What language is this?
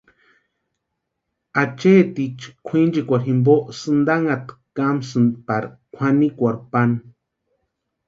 Western Highland Purepecha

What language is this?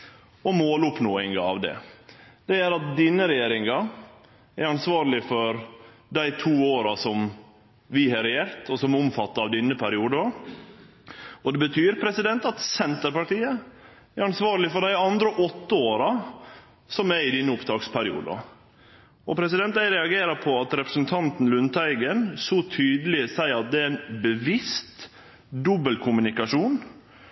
Norwegian Nynorsk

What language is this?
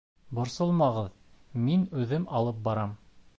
Bashkir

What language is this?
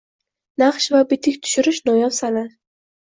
Uzbek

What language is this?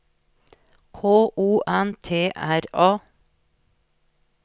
Norwegian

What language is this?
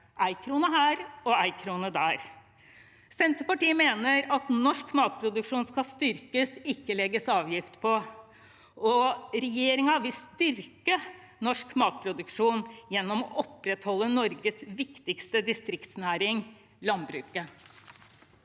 Norwegian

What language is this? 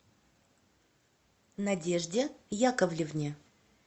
Russian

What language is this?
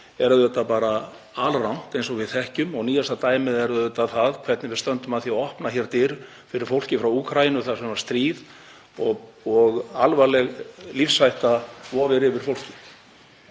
Icelandic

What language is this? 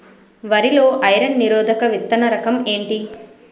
Telugu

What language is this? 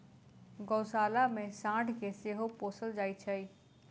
Maithili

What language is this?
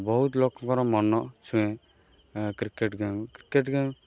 Odia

